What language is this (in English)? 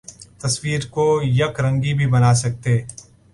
Urdu